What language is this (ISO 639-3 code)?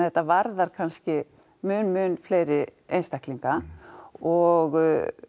isl